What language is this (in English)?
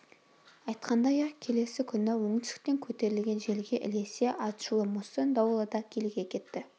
Kazakh